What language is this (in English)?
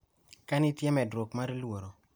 Luo (Kenya and Tanzania)